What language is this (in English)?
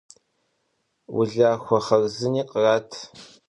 Kabardian